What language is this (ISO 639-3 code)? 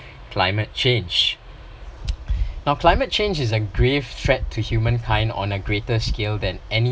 eng